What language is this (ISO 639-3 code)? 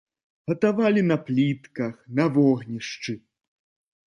bel